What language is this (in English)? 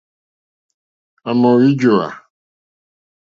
Mokpwe